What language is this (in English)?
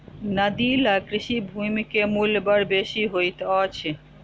Maithili